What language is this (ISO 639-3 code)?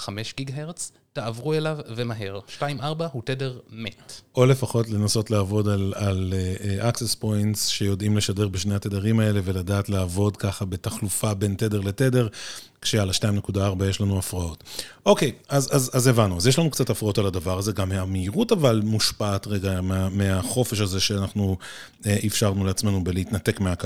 heb